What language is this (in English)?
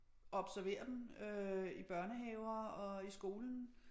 Danish